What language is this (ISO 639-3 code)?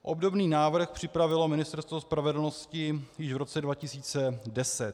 ces